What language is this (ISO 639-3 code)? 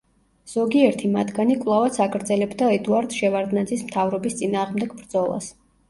kat